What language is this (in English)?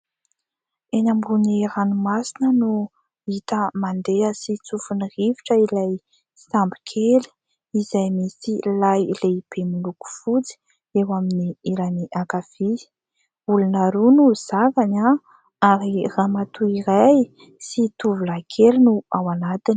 Malagasy